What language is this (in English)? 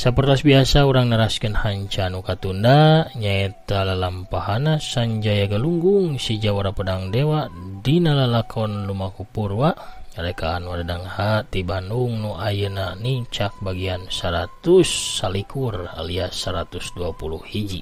Indonesian